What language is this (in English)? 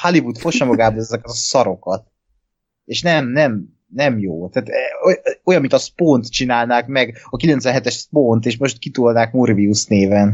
Hungarian